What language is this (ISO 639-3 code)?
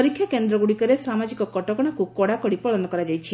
ori